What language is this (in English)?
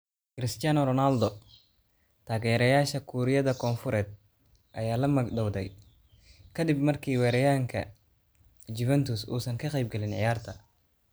Somali